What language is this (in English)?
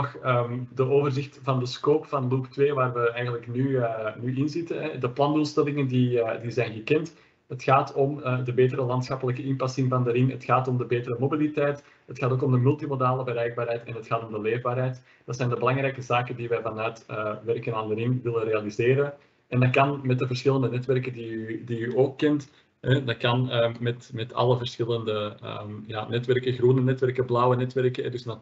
Dutch